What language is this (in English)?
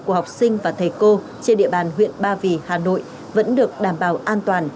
Vietnamese